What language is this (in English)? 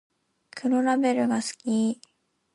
Japanese